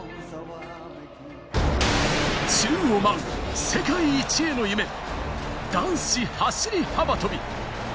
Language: Japanese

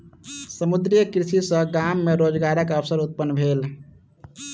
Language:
Maithili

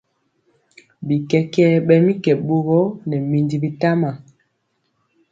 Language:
Mpiemo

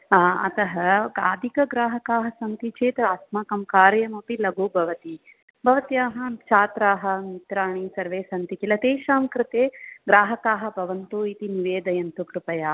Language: Sanskrit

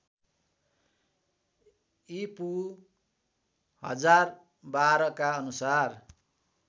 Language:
Nepali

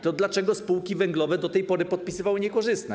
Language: Polish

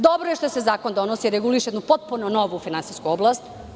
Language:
Serbian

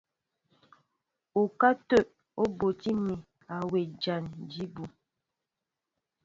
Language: Mbo (Cameroon)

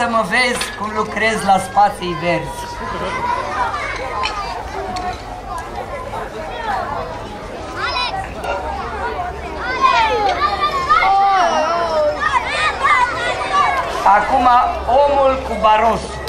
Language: Romanian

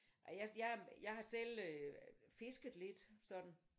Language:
Danish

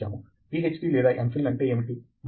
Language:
Telugu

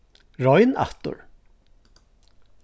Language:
Faroese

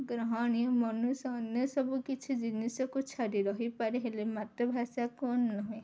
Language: Odia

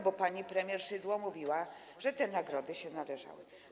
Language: Polish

